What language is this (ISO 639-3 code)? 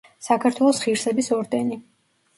kat